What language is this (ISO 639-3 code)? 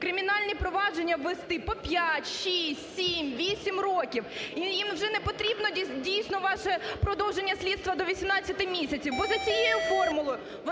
ukr